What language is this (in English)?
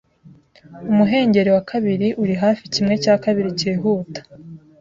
Kinyarwanda